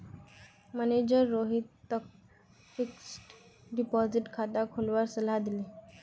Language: Magahi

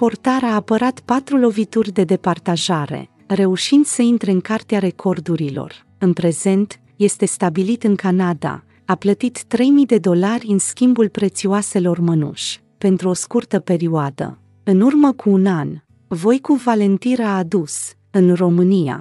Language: Romanian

